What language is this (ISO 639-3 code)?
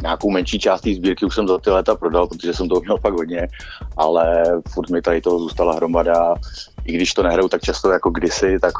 ces